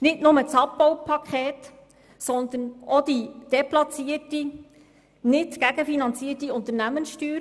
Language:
Swiss German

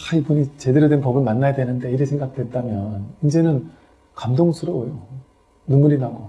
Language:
Korean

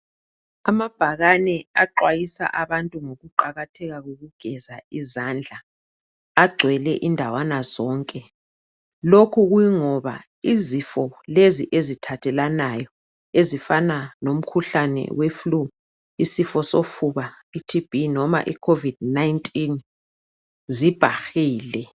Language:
North Ndebele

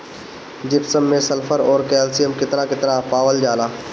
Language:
Bhojpuri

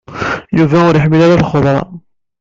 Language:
Kabyle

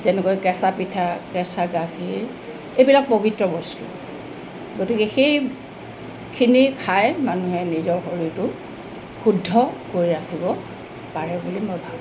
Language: Assamese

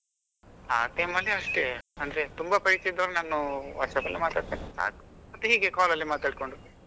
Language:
Kannada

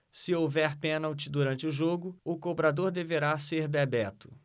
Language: Portuguese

